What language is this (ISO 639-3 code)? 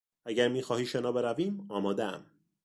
fas